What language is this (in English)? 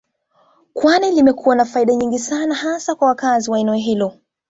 Swahili